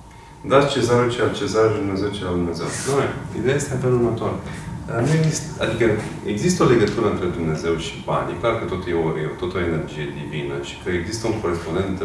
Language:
Romanian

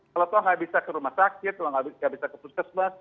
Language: Indonesian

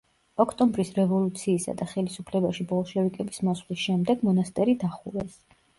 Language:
Georgian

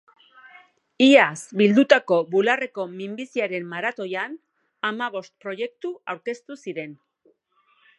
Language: Basque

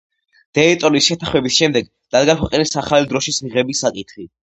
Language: Georgian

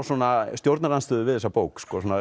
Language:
Icelandic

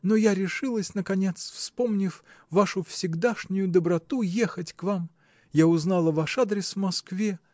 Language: Russian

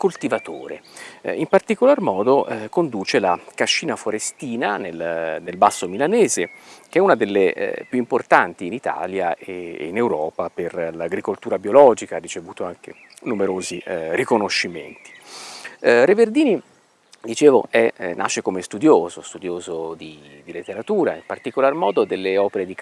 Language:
Italian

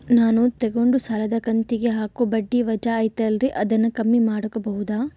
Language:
Kannada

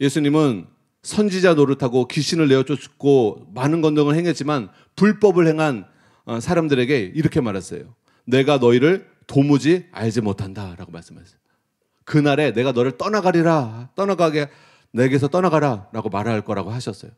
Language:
Korean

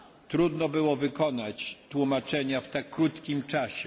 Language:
Polish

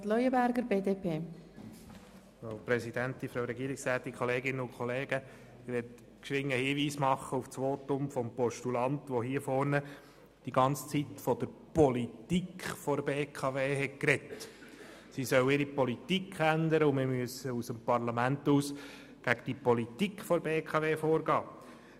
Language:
Swiss German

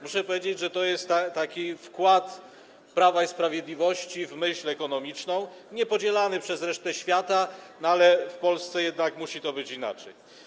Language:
Polish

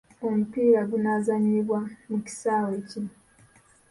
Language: Ganda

